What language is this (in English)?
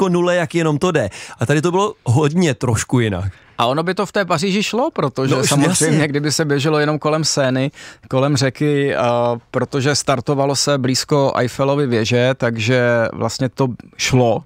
Czech